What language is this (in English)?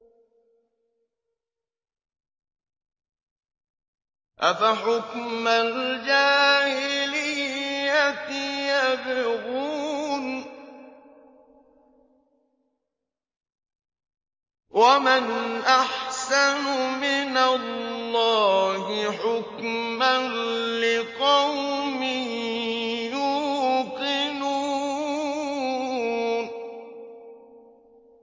Arabic